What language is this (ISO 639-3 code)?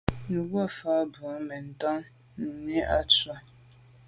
byv